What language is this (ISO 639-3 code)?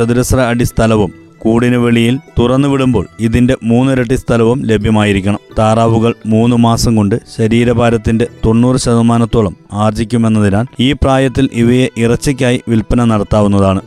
mal